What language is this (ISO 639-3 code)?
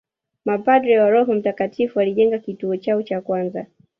swa